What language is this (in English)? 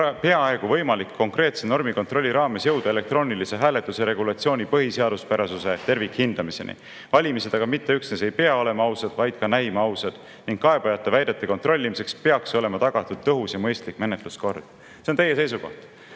Estonian